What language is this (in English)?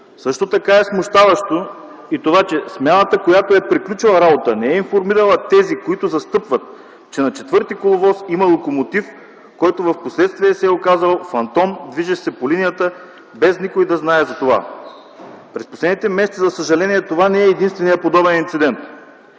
Bulgarian